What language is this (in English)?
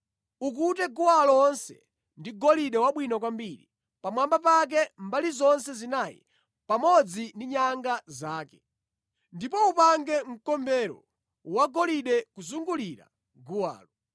Nyanja